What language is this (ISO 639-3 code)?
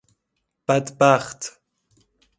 fas